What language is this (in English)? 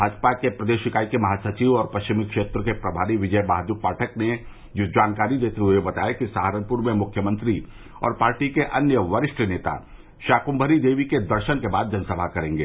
Hindi